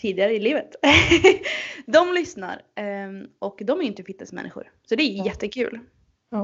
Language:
Swedish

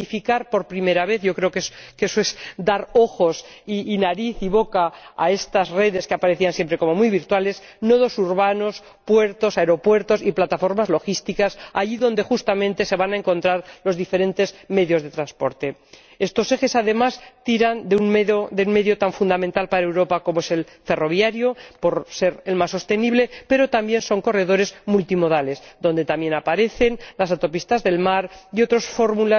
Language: Spanish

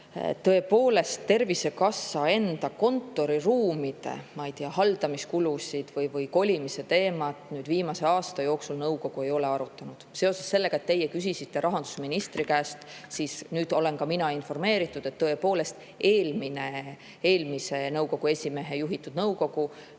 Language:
Estonian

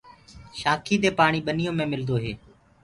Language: Gurgula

